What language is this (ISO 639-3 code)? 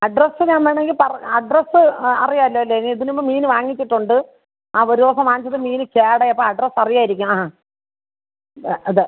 mal